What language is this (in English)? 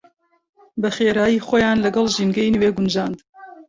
Central Kurdish